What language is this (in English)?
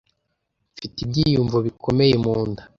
Kinyarwanda